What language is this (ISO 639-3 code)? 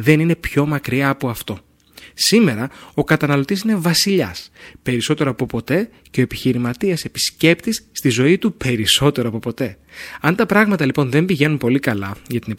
ell